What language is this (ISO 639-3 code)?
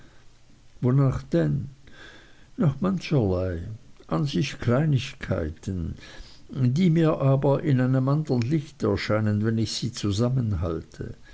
deu